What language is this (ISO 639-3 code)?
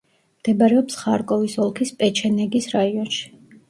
kat